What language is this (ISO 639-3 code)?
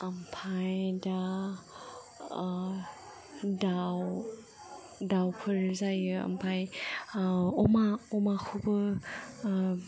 brx